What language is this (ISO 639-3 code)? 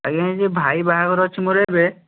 ori